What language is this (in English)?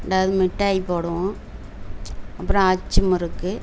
Tamil